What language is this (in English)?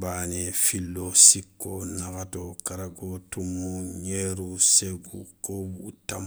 Soninke